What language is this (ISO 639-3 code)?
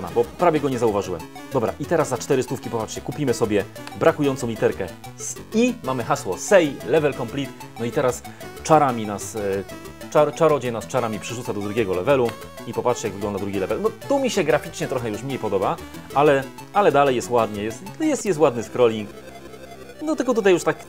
pol